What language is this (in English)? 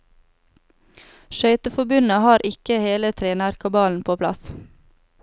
Norwegian